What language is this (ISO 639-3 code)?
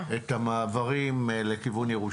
heb